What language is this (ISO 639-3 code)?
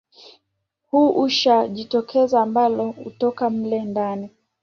swa